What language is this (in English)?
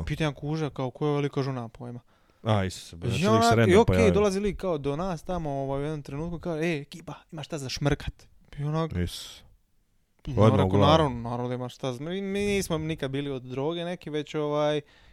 Croatian